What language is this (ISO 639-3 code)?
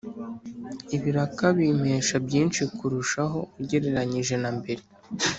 kin